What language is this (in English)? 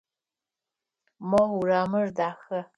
Adyghe